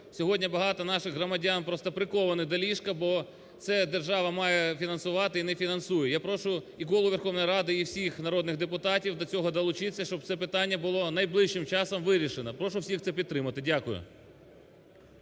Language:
Ukrainian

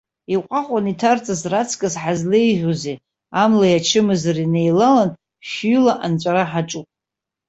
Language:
Abkhazian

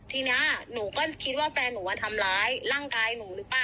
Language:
Thai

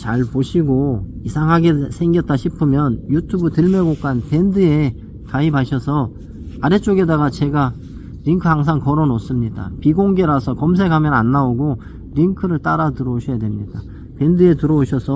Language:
Korean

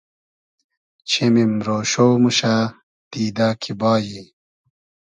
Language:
Hazaragi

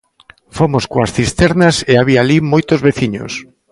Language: Galician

